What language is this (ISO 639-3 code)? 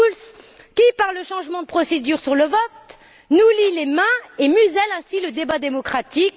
fra